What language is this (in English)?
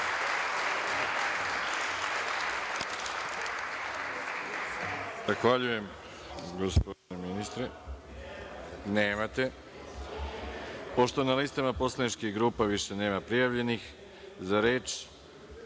Serbian